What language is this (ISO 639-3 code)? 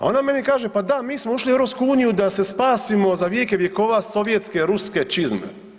hrv